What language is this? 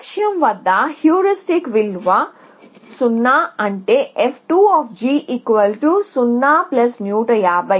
Telugu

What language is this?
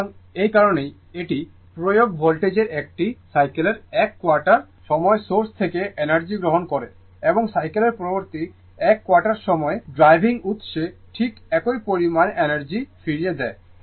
Bangla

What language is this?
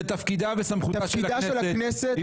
Hebrew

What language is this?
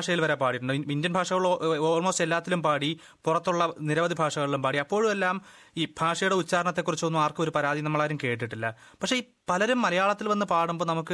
Malayalam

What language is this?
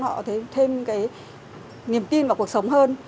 Vietnamese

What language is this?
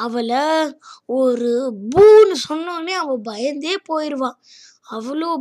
Tamil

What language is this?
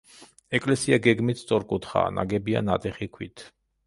Georgian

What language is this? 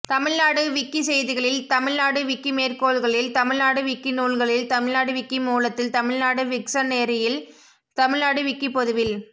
Tamil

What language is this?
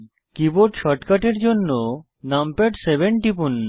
Bangla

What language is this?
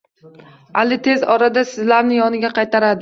Uzbek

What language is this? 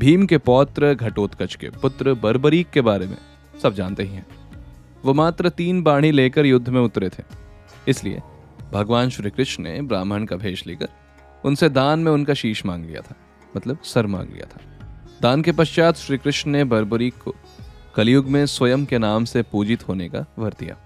Hindi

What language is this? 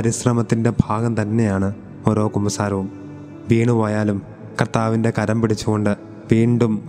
Malayalam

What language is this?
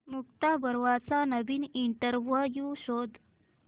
Marathi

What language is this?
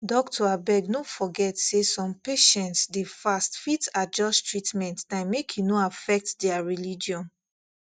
Nigerian Pidgin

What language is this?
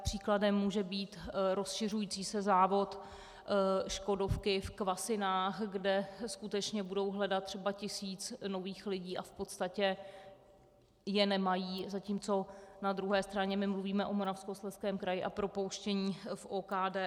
Czech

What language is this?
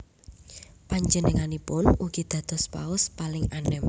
Javanese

